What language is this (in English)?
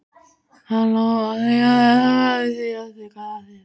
Icelandic